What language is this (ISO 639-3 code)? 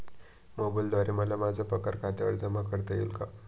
mar